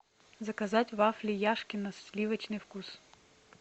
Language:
Russian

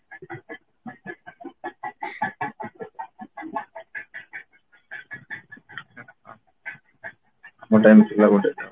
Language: Odia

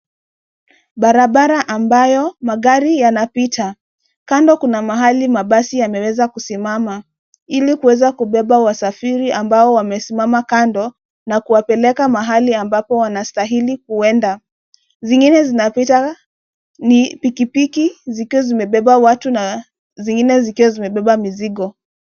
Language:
Swahili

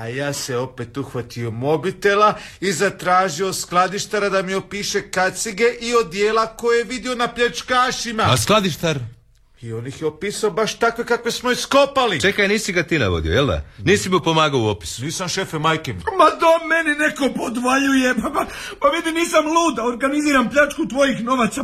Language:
Croatian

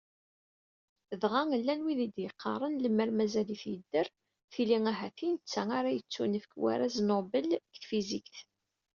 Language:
Kabyle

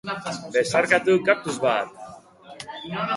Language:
Basque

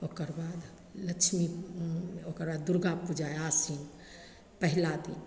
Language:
Maithili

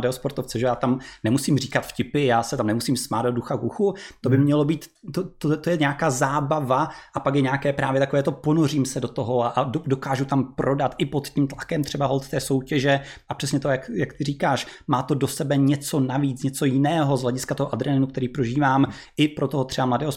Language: Czech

